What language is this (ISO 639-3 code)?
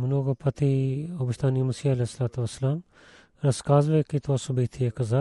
bul